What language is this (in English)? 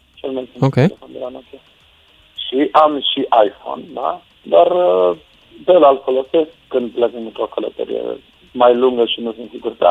Romanian